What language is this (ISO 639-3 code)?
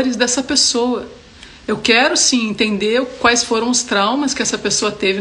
por